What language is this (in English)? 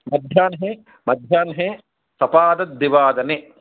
Sanskrit